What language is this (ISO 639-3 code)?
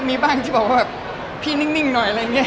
tha